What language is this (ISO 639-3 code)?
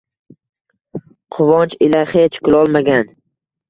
uzb